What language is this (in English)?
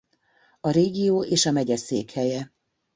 Hungarian